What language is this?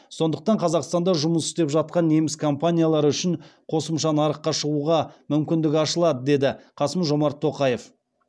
Kazakh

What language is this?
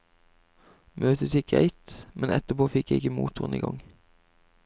Norwegian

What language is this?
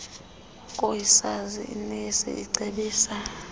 Xhosa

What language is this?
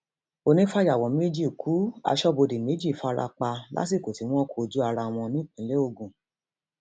Yoruba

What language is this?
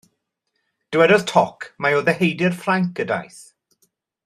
Welsh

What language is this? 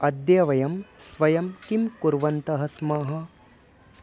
Sanskrit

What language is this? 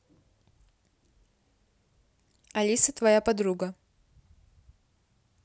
Russian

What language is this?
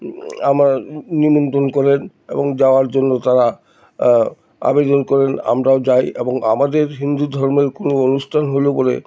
Bangla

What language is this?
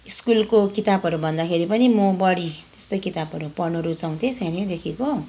Nepali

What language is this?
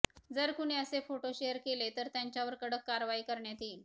Marathi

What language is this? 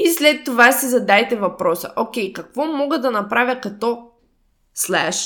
Bulgarian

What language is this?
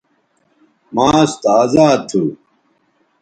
Bateri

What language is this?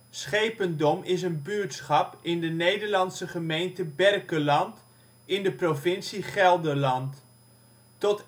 Dutch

